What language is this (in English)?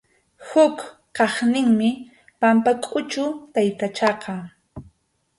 Arequipa-La Unión Quechua